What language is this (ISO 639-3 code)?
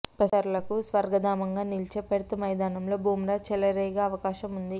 tel